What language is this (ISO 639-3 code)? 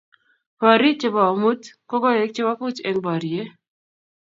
kln